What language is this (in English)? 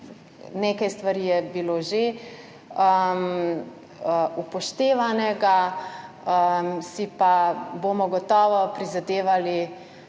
Slovenian